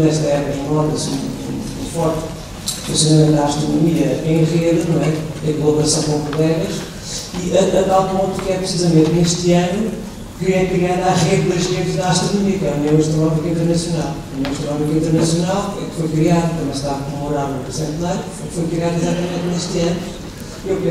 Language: Portuguese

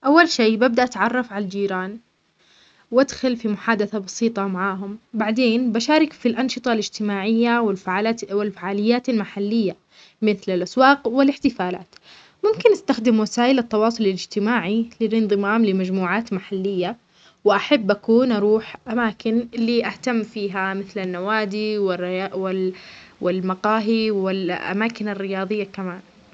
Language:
Omani Arabic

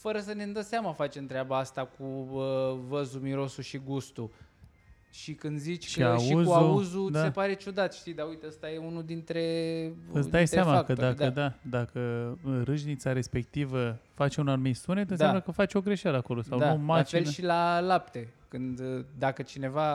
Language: Romanian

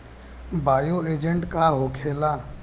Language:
Bhojpuri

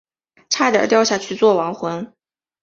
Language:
Chinese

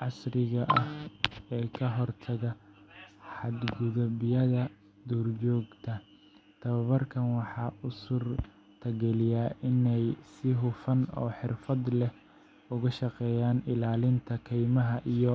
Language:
Somali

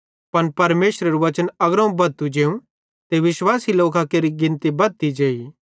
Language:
Bhadrawahi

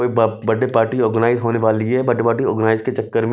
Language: Hindi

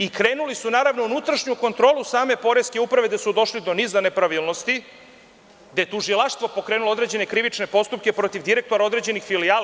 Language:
Serbian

